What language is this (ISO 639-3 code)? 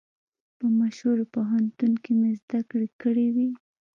pus